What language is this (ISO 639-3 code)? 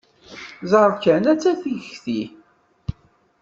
kab